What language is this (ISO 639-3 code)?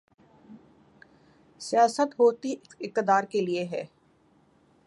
urd